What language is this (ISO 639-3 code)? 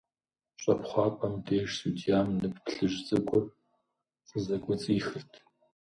kbd